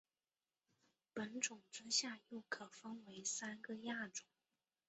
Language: Chinese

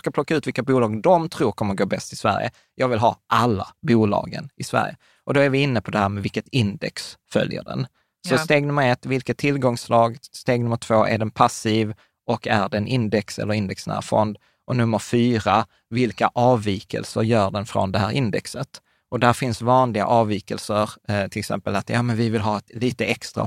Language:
Swedish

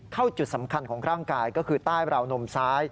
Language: Thai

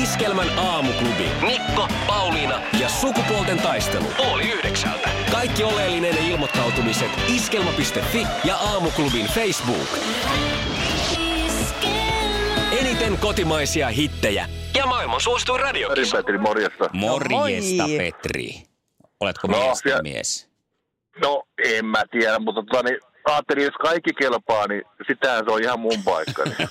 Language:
Finnish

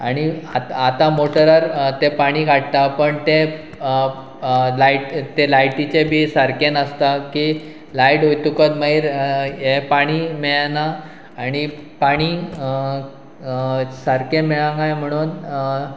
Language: Konkani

